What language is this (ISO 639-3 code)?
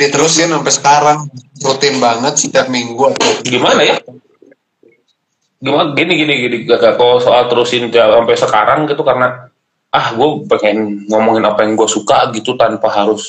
ind